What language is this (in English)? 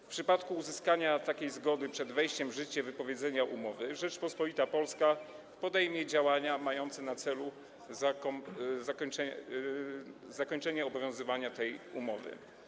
Polish